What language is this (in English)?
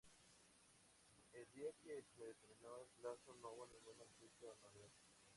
Spanish